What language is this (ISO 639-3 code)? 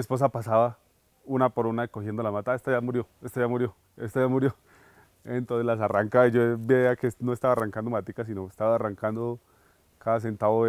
spa